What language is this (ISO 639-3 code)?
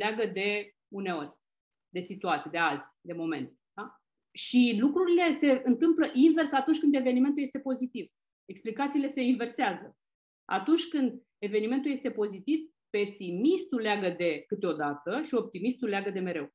ron